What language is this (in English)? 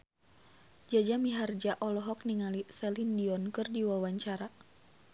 Sundanese